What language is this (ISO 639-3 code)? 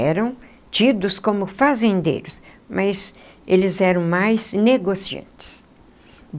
por